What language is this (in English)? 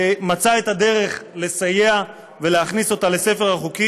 Hebrew